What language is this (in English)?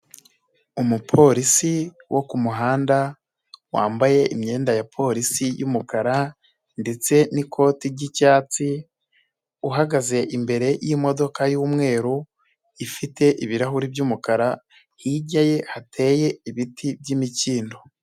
Kinyarwanda